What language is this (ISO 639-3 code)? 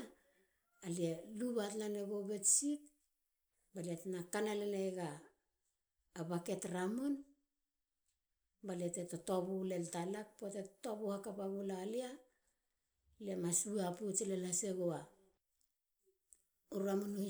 hla